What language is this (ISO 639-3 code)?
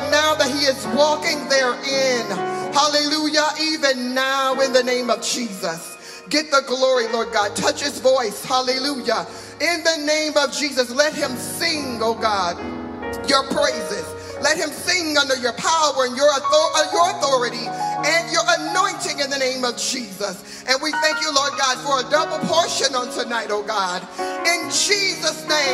eng